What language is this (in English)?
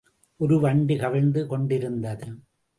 Tamil